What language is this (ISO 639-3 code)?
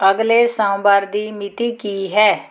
pan